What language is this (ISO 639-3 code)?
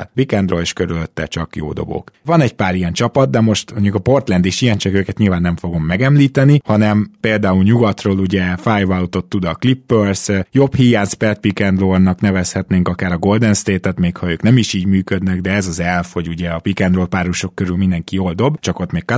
hun